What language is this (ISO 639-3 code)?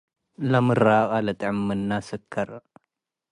tig